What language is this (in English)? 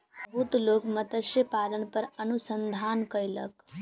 Maithili